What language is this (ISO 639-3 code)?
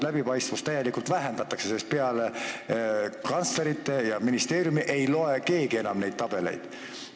est